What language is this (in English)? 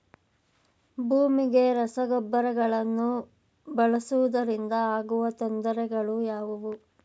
Kannada